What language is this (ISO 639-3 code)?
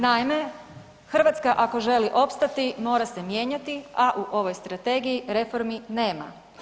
hrv